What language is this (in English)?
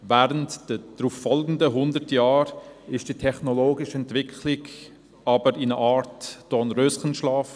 Swiss German